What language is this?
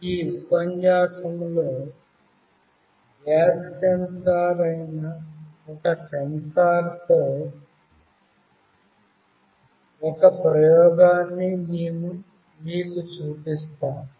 Telugu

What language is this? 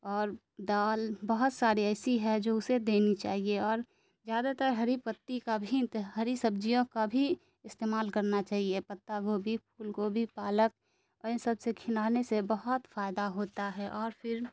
Urdu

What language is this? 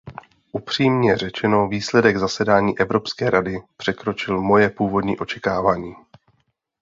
Czech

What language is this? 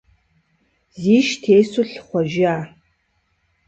Kabardian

